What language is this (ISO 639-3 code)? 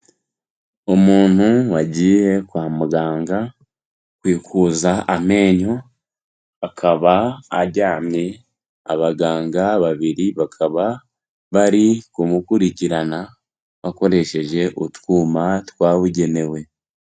kin